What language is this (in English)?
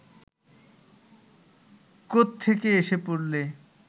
Bangla